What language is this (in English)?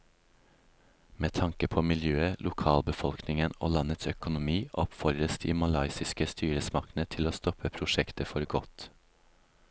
Norwegian